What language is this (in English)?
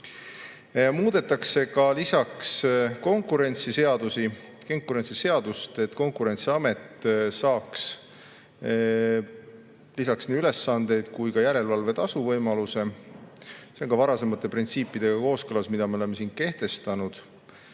Estonian